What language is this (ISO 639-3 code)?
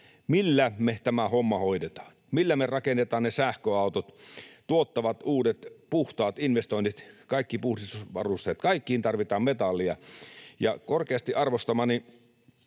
fin